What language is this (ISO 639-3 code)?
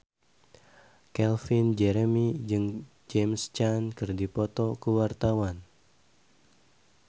sun